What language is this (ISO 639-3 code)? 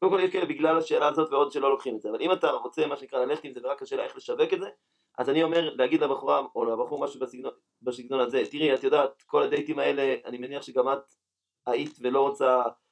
heb